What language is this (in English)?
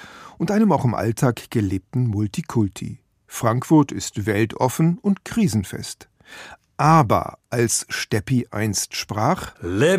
German